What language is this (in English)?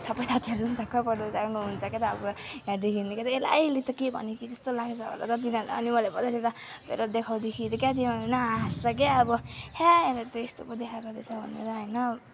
Nepali